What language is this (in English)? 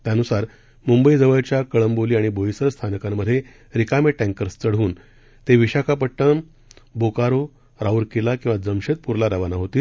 Marathi